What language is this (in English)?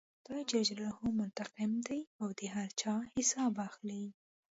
Pashto